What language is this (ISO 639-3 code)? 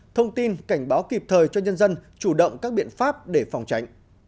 vie